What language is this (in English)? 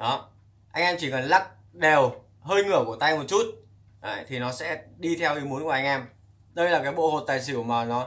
Vietnamese